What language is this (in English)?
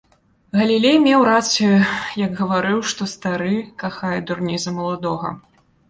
Belarusian